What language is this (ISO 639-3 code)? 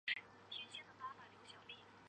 zho